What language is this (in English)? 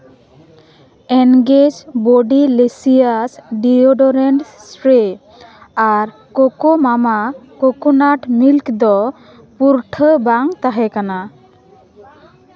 Santali